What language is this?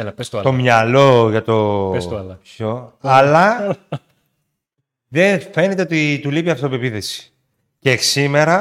Greek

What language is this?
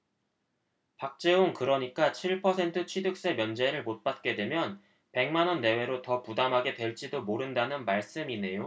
Korean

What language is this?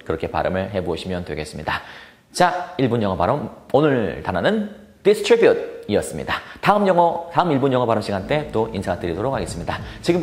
Korean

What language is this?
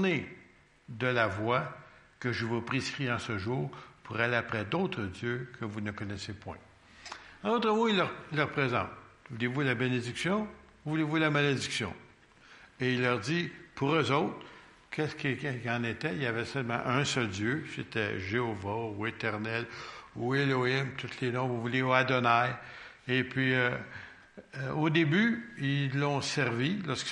French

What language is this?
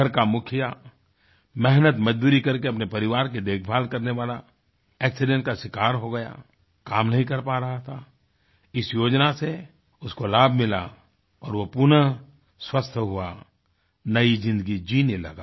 Hindi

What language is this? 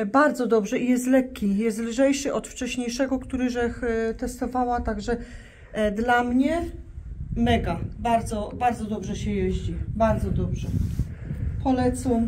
Polish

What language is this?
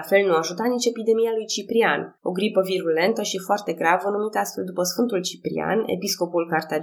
Romanian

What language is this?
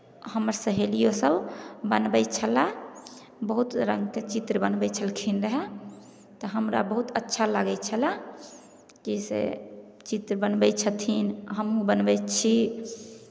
Maithili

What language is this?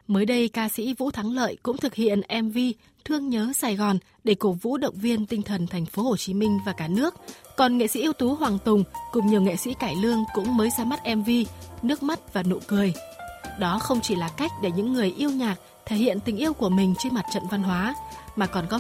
Vietnamese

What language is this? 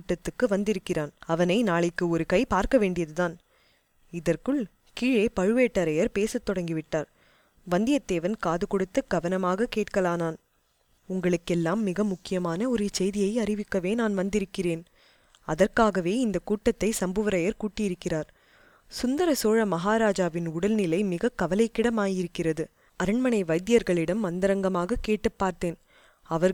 Tamil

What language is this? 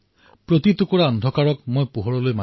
Assamese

